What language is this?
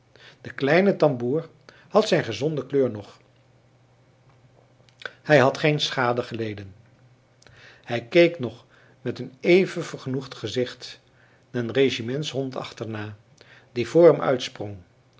Dutch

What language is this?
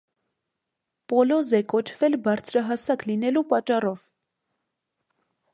Armenian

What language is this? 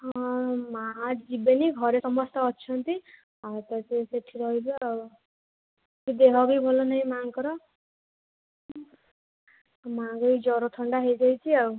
Odia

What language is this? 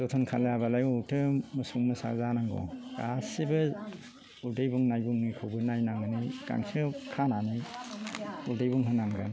Bodo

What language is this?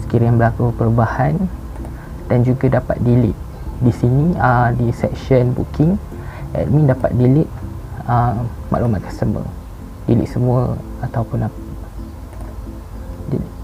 Malay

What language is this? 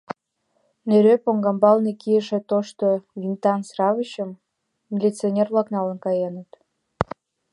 Mari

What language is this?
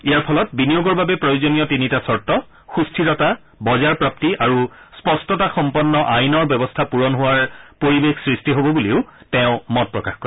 Assamese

